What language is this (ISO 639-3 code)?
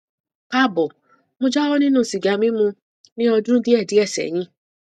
yor